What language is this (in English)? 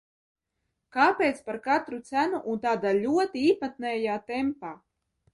Latvian